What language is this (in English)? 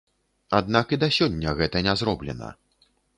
Belarusian